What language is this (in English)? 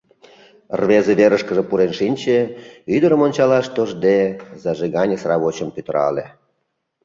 Mari